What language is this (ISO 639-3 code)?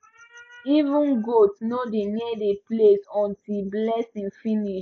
pcm